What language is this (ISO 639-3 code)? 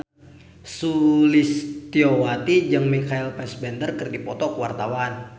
sun